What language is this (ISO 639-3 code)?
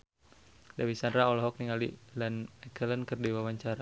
sun